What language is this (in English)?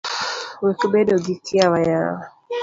Luo (Kenya and Tanzania)